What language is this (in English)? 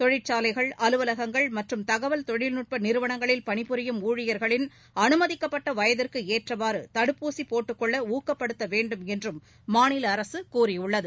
Tamil